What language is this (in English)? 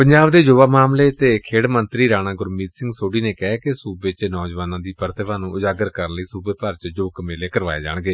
Punjabi